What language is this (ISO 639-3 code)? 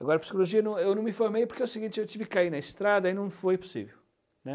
por